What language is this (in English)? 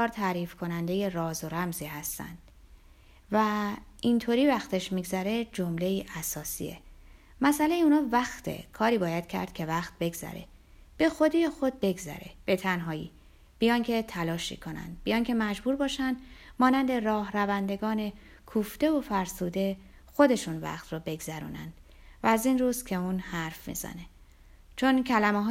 Persian